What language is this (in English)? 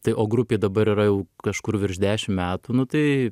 Lithuanian